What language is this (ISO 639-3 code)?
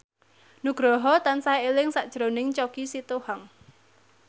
jav